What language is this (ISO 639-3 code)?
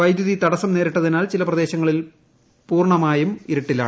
mal